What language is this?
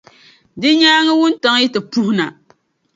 Dagbani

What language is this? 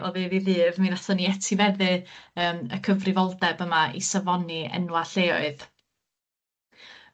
Welsh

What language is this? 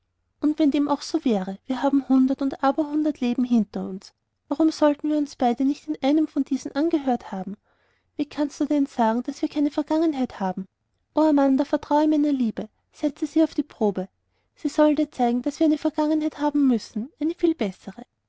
German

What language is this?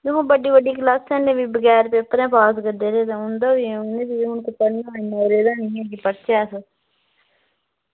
Dogri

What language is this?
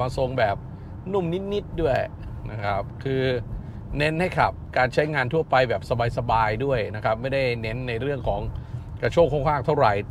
Thai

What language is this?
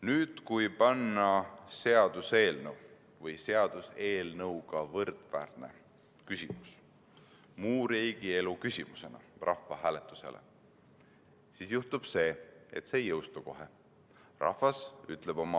Estonian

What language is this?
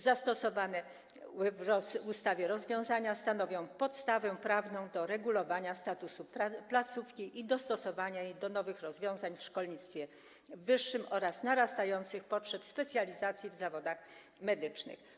Polish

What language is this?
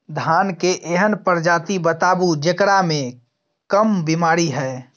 Maithili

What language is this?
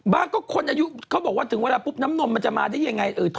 Thai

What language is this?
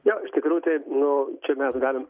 Lithuanian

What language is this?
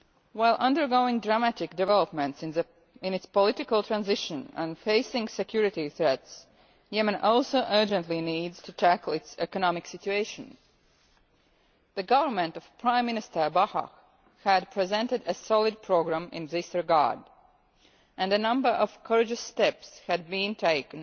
English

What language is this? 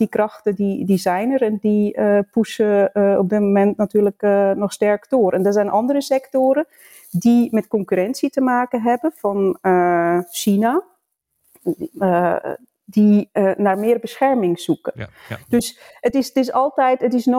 Dutch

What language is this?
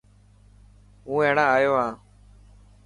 Dhatki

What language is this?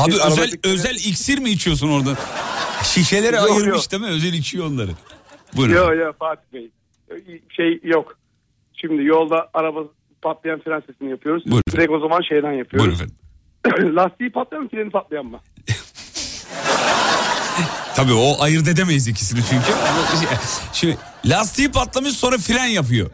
Turkish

